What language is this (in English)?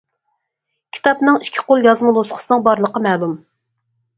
Uyghur